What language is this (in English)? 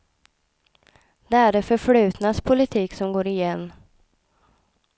Swedish